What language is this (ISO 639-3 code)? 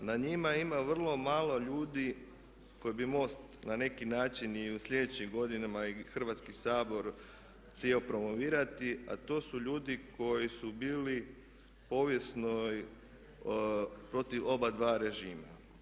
hrv